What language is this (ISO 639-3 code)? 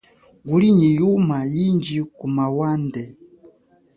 cjk